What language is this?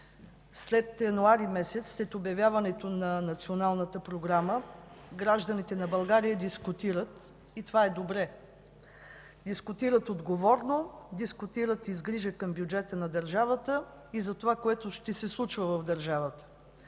Bulgarian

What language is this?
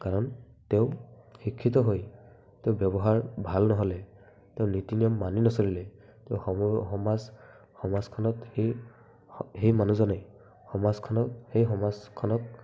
Assamese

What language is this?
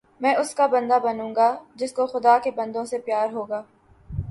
Urdu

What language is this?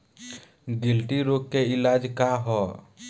Bhojpuri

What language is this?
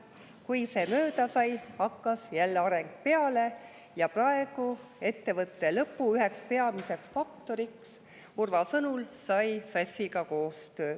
Estonian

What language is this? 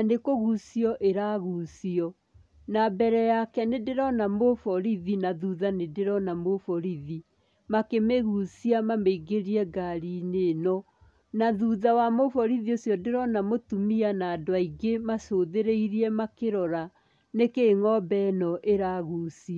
Kikuyu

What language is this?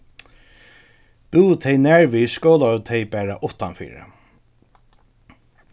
Faroese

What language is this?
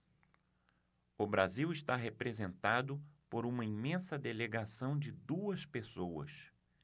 Portuguese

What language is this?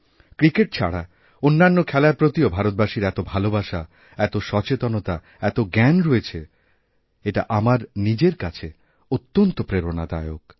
Bangla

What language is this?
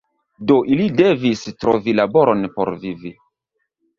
Esperanto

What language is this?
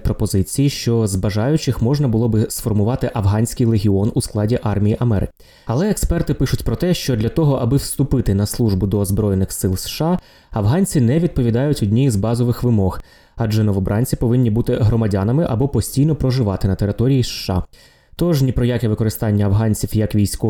Ukrainian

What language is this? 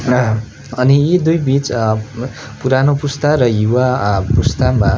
Nepali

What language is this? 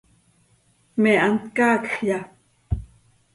Seri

